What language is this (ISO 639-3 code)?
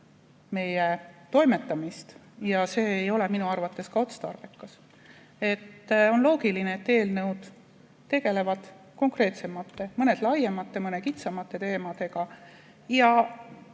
est